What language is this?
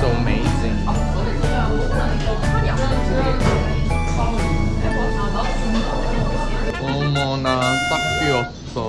Korean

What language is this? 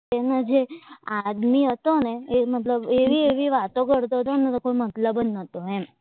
Gujarati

